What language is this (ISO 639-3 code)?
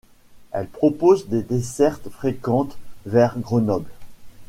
fra